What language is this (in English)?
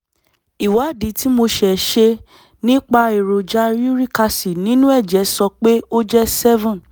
Yoruba